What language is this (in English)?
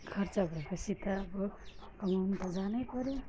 Nepali